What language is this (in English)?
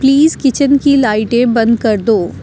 Urdu